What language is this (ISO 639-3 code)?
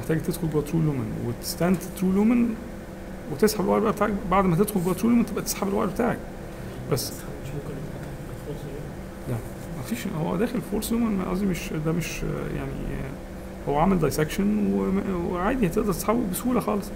ara